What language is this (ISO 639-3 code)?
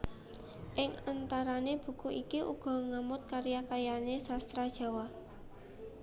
jav